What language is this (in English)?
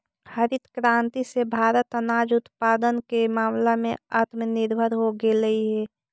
Magahi